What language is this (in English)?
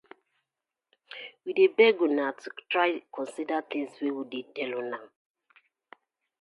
Nigerian Pidgin